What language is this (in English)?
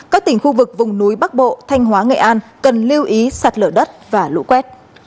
Vietnamese